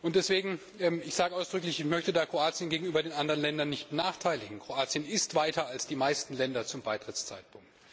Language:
German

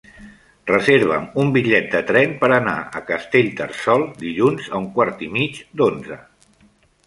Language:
Catalan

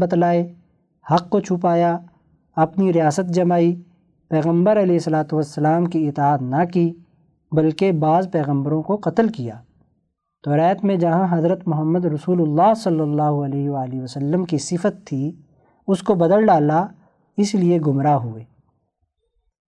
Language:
Urdu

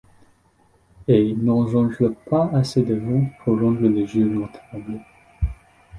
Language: French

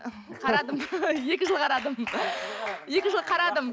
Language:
Kazakh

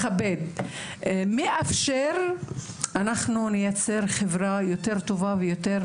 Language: Hebrew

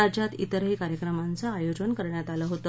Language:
Marathi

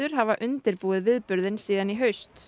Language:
Icelandic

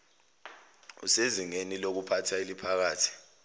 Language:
Zulu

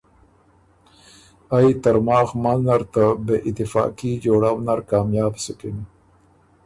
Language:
Ormuri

